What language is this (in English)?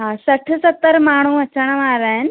Sindhi